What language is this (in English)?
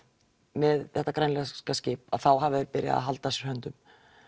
Icelandic